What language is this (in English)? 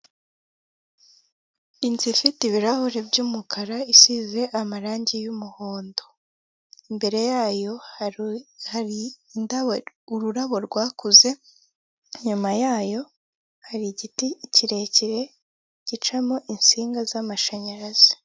Kinyarwanda